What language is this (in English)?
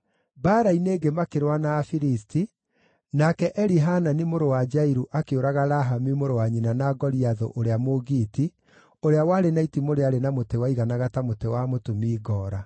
Kikuyu